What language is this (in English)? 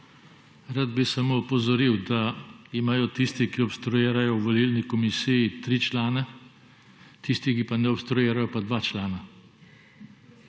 Slovenian